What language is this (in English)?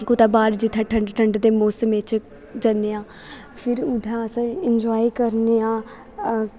Dogri